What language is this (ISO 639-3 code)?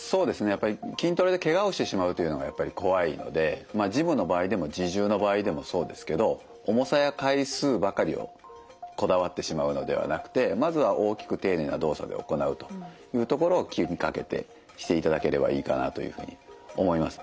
jpn